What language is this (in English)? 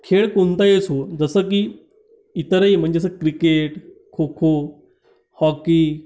Marathi